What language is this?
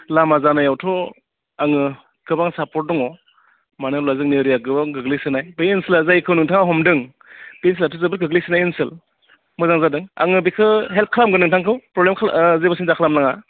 Bodo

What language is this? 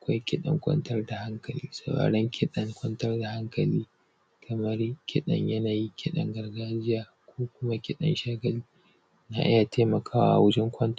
Hausa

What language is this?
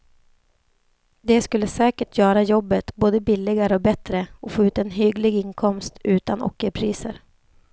Swedish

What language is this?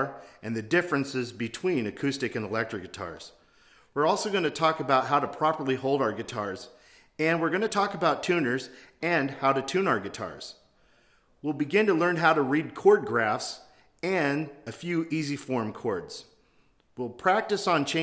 English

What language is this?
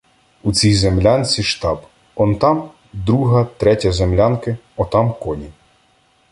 Ukrainian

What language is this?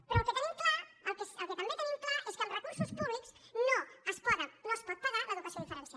Catalan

